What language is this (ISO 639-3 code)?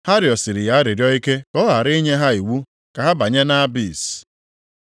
ibo